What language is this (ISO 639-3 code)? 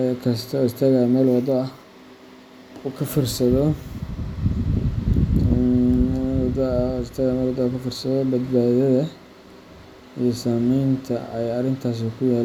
som